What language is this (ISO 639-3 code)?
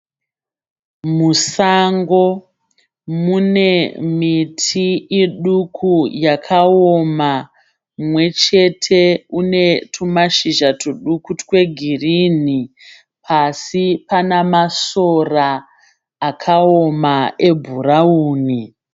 sna